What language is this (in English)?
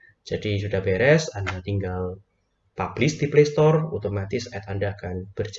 Indonesian